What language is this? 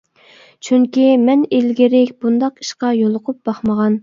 Uyghur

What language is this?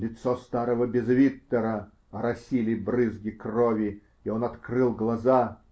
Russian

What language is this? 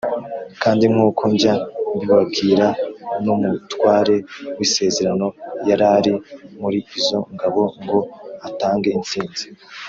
Kinyarwanda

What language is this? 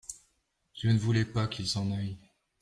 French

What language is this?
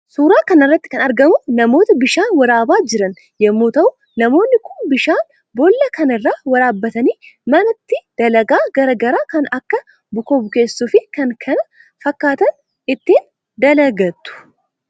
Oromo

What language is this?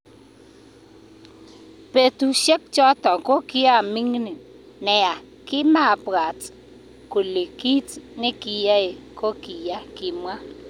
Kalenjin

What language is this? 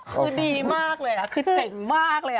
Thai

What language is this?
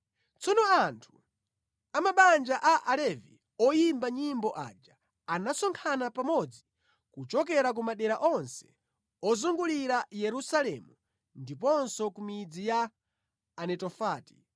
Nyanja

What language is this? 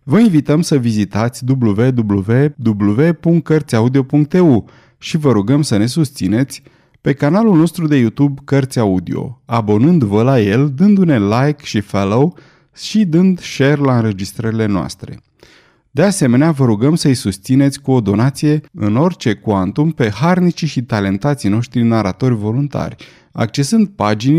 Romanian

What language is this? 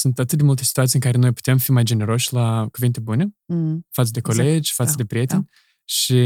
Romanian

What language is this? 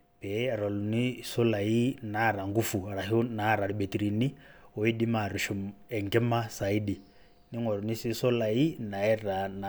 Masai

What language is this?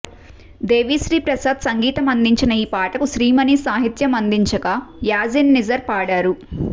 Telugu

